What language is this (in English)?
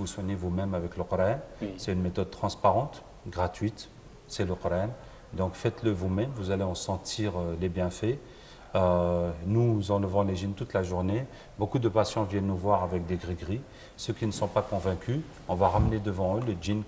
French